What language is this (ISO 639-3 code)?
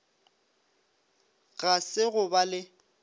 nso